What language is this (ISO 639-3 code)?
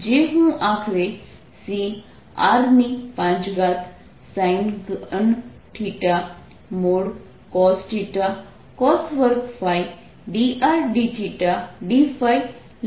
guj